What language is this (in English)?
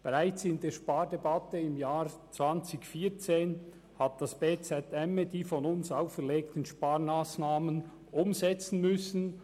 Swiss German